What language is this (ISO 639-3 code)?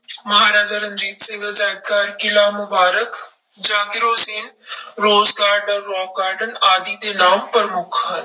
pan